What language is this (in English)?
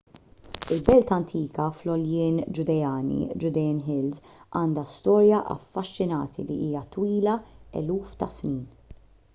Maltese